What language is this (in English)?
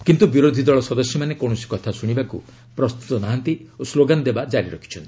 Odia